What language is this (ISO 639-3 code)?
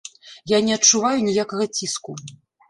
bel